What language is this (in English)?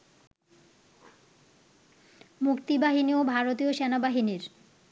Bangla